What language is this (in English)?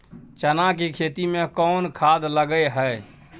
Maithili